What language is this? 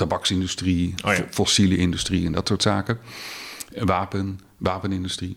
Dutch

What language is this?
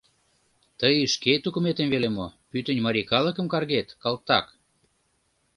Mari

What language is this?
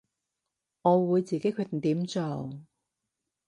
Cantonese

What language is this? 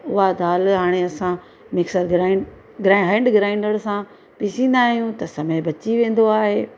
Sindhi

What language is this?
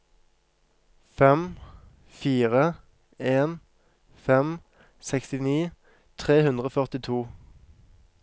Norwegian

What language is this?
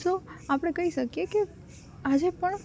Gujarati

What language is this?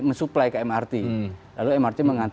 Indonesian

